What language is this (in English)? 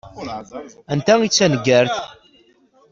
Kabyle